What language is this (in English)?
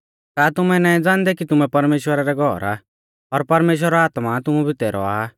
Mahasu Pahari